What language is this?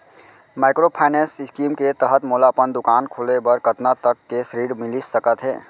Chhattisgarhi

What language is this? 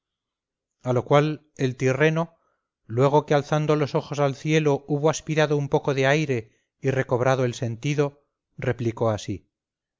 Spanish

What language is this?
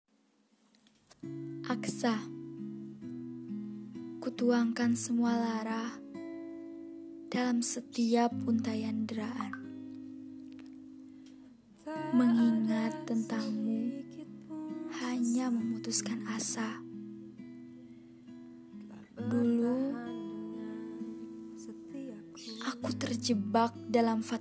Indonesian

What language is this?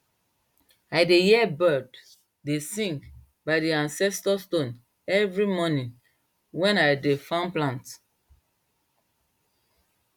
Nigerian Pidgin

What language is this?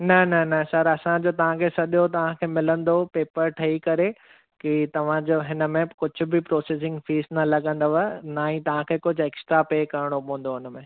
Sindhi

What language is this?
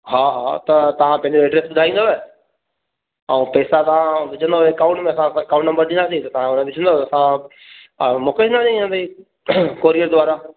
Sindhi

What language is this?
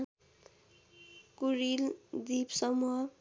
Nepali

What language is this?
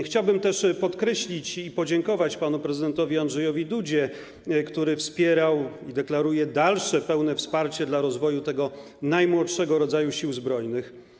Polish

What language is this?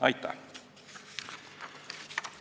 Estonian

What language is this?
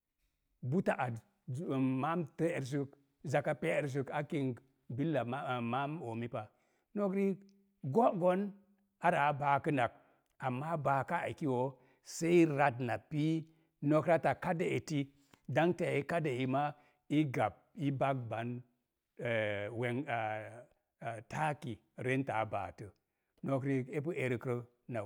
Mom Jango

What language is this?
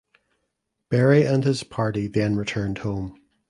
English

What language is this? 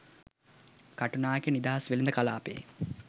Sinhala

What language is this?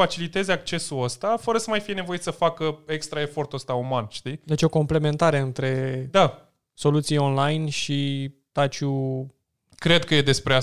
Romanian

